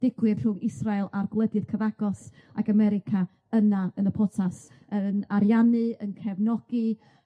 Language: Welsh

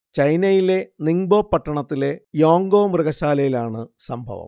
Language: Malayalam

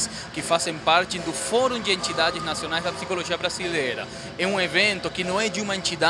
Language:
Portuguese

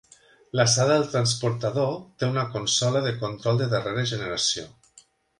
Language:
Catalan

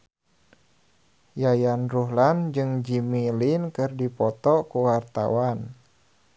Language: Sundanese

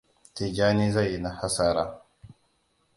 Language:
Hausa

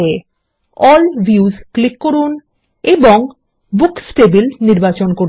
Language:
Bangla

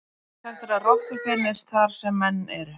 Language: Icelandic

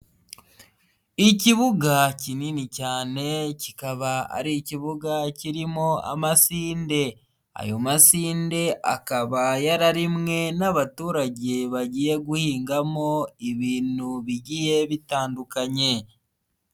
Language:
Kinyarwanda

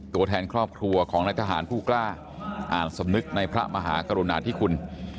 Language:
Thai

